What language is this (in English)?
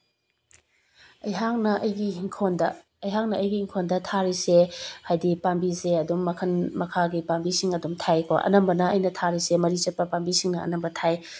Manipuri